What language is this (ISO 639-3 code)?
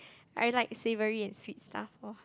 eng